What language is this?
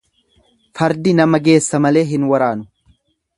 Oromo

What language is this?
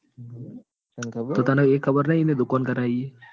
Gujarati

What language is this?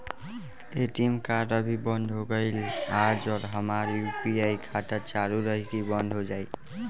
Bhojpuri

